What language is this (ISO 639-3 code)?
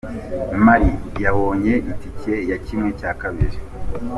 kin